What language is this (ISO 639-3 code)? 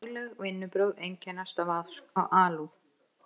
isl